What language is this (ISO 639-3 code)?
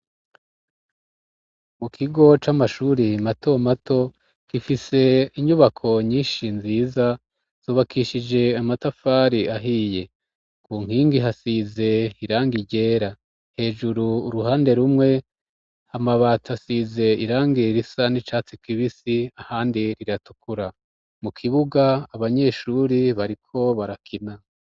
run